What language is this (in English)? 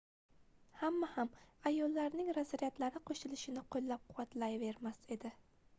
Uzbek